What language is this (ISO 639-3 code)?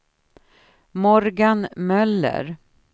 swe